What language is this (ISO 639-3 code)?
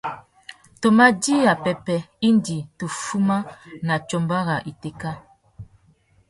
bag